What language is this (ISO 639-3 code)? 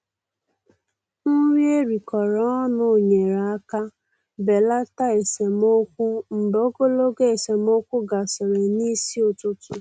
ibo